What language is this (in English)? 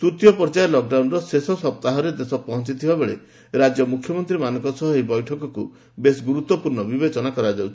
Odia